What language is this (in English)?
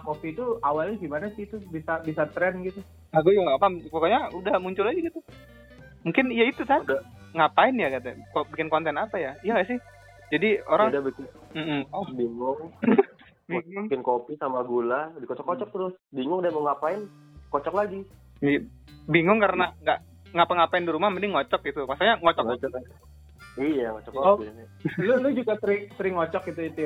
Indonesian